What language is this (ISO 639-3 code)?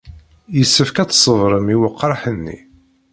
kab